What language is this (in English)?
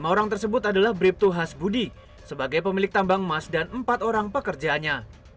Indonesian